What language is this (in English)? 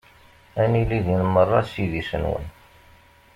Kabyle